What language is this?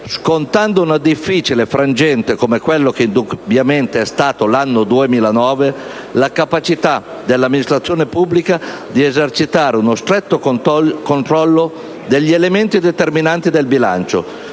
Italian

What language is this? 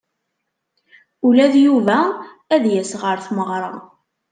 Kabyle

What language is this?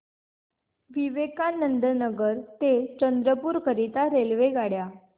Marathi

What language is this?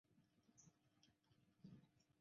Chinese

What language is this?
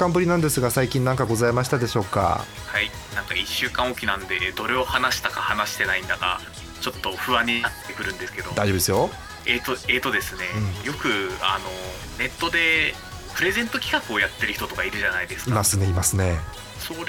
Japanese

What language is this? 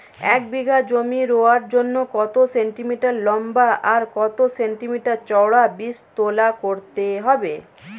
Bangla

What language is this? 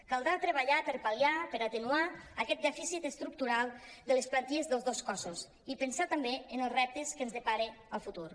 Catalan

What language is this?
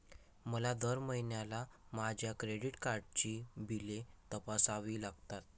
Marathi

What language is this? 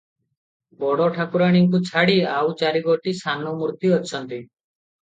Odia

